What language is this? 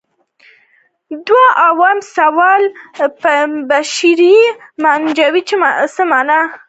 Pashto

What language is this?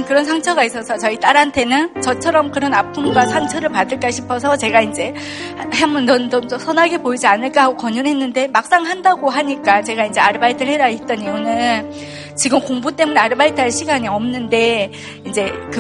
Korean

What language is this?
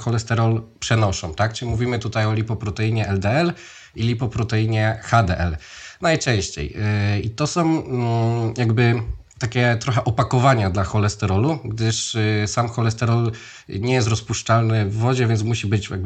Polish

